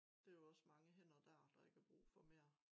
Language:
Danish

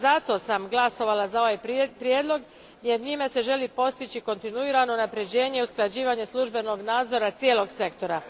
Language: Croatian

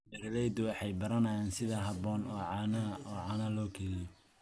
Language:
Somali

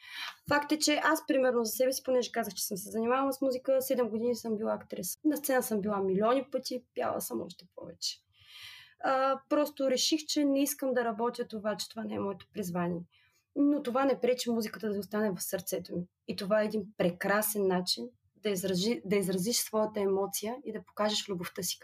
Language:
Bulgarian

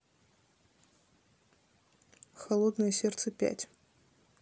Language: Russian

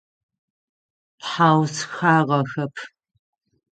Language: Adyghe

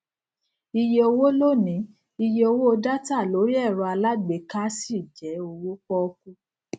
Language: Yoruba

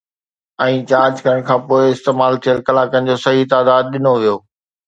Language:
Sindhi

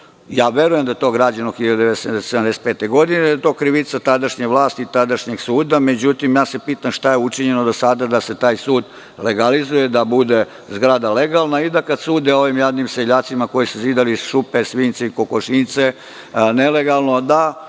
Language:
Serbian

